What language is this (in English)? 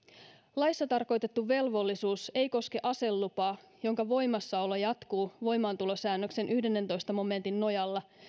Finnish